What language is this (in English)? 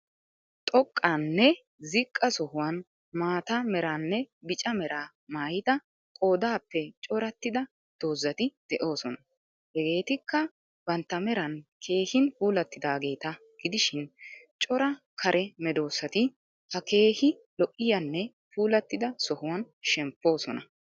Wolaytta